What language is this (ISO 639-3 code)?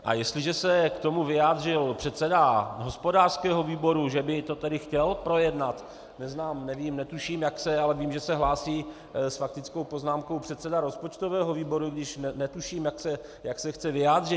ces